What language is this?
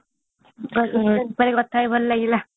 Odia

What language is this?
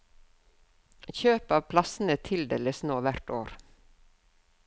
Norwegian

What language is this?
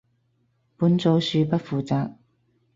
Cantonese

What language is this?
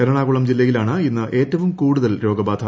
Malayalam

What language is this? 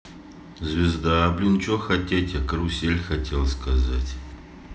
Russian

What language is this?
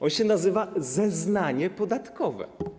Polish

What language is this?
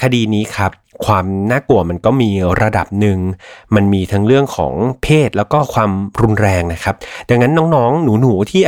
Thai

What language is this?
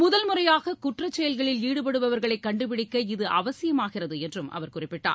Tamil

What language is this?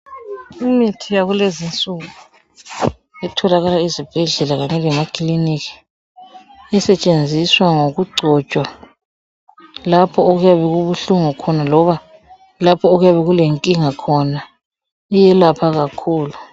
North Ndebele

